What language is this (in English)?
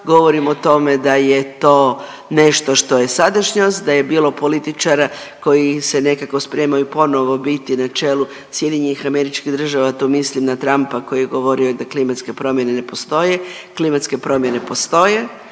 Croatian